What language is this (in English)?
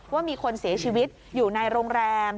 Thai